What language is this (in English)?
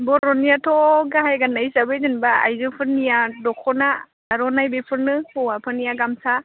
Bodo